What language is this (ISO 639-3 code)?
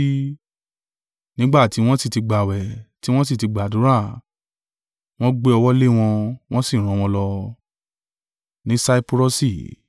yor